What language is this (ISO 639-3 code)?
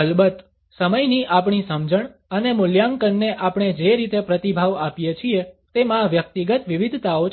guj